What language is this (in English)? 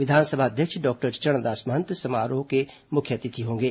Hindi